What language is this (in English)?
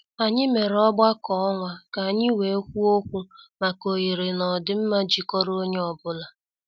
Igbo